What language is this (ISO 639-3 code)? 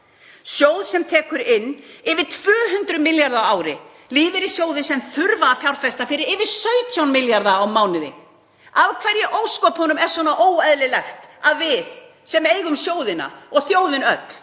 isl